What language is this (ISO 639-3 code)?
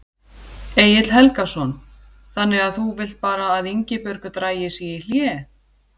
isl